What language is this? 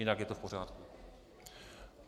Czech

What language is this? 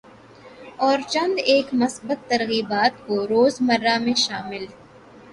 Urdu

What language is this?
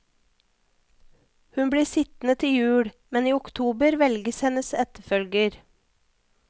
Norwegian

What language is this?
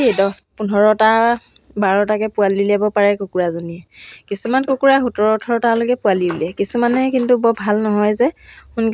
Assamese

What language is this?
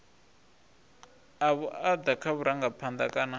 Venda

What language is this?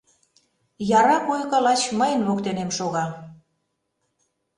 Mari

